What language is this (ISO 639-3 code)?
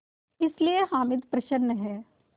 hin